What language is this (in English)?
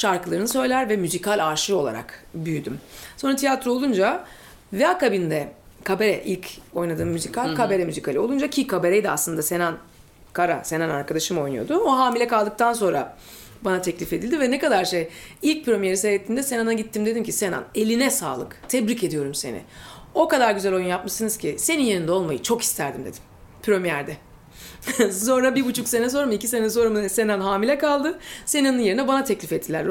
Turkish